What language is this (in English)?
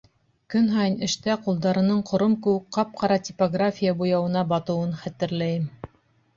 Bashkir